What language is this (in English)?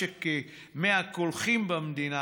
Hebrew